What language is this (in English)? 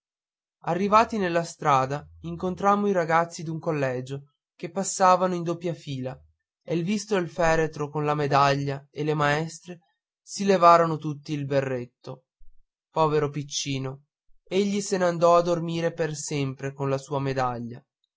Italian